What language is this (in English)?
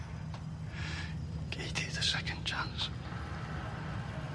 Welsh